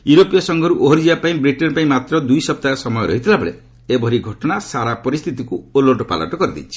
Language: Odia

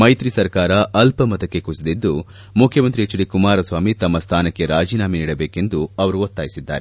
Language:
Kannada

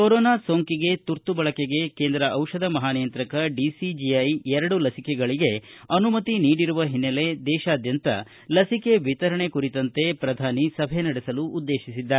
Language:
Kannada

